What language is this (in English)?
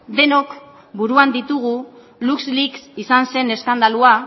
Basque